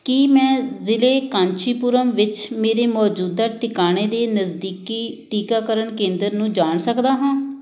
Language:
Punjabi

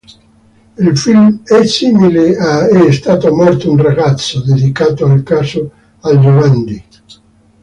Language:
Italian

